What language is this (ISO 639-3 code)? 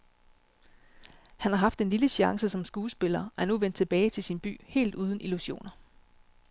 dan